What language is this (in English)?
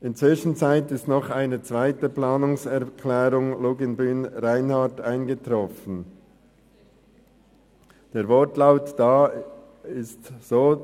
Swiss German